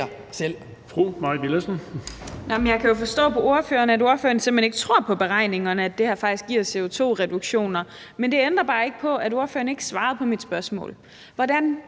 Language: Danish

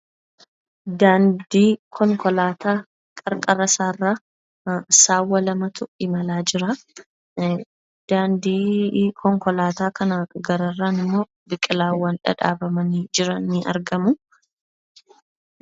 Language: Oromo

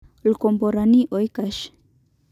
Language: Masai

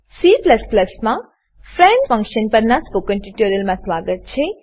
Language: Gujarati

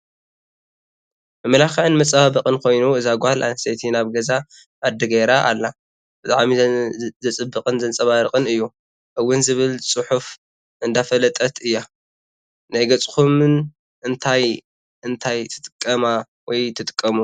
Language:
Tigrinya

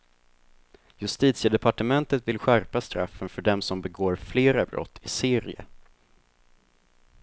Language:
Swedish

